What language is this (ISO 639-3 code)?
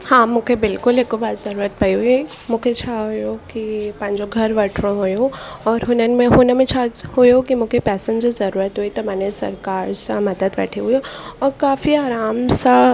snd